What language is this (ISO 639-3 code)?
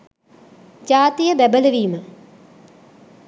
sin